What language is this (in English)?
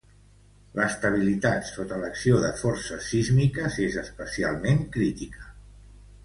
Catalan